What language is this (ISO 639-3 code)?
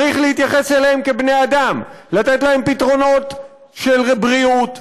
heb